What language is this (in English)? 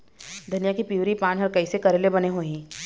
Chhattisgarhi